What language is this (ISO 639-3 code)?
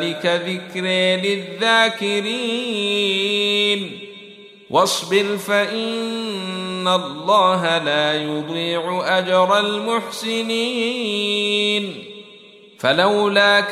ara